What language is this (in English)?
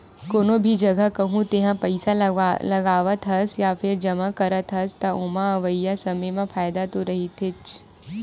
Chhattisgarhi